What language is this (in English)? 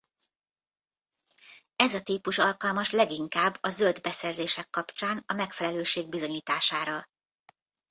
Hungarian